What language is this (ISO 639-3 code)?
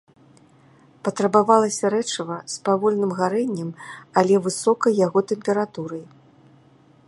bel